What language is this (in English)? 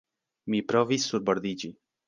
Esperanto